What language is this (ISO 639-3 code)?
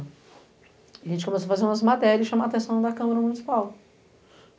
por